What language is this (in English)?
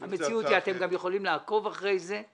Hebrew